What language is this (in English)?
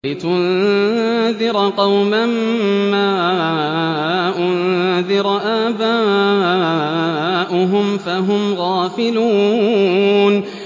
Arabic